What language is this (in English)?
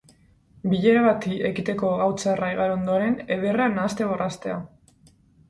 Basque